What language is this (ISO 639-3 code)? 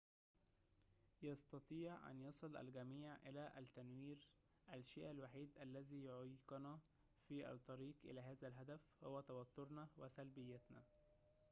ara